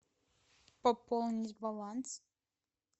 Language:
Russian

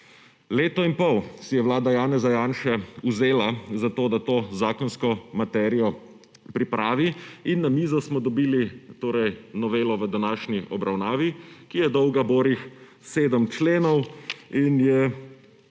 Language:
Slovenian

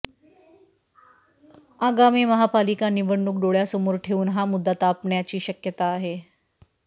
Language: Marathi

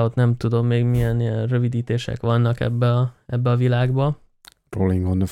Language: Hungarian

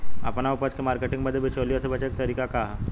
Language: Bhojpuri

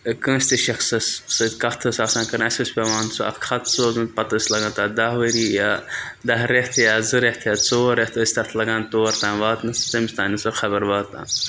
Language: Kashmiri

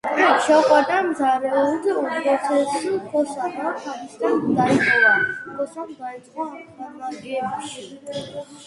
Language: Georgian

